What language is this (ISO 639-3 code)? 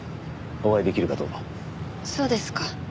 jpn